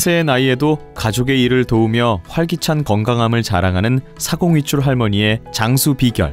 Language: Korean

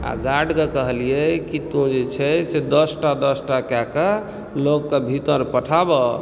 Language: Maithili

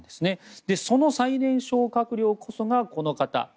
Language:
Japanese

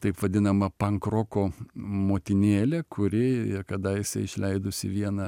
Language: Lithuanian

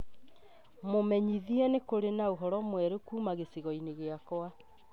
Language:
Kikuyu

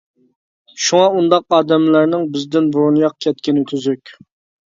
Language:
Uyghur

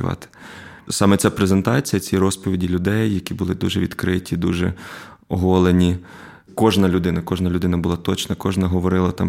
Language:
Ukrainian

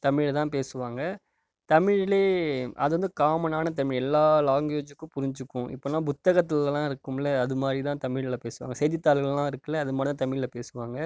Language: Tamil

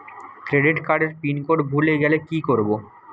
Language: Bangla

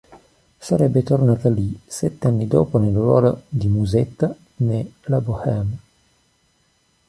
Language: Italian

